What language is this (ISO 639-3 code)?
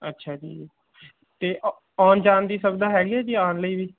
pan